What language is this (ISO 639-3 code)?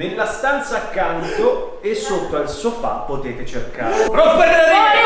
ita